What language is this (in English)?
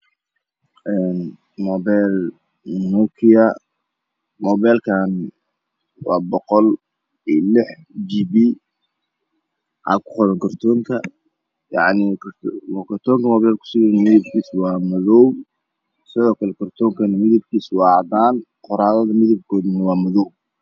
Somali